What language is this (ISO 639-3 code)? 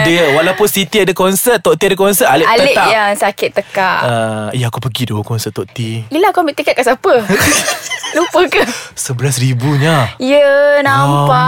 msa